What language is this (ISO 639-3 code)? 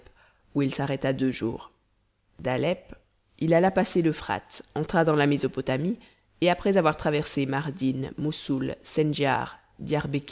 fra